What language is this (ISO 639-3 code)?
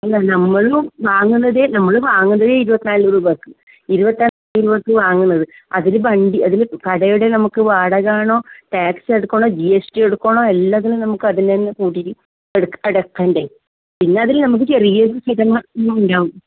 mal